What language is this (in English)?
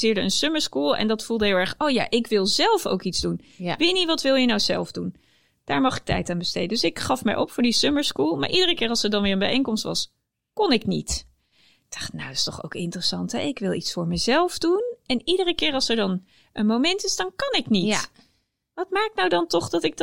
Dutch